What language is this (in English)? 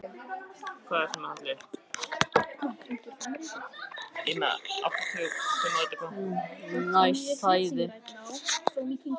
Icelandic